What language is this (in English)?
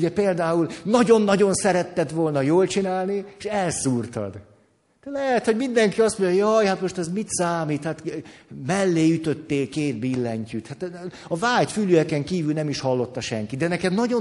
Hungarian